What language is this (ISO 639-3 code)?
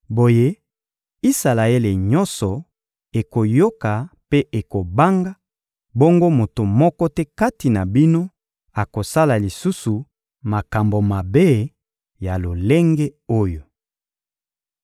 lin